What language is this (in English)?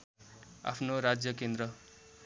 Nepali